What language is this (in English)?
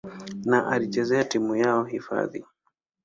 Swahili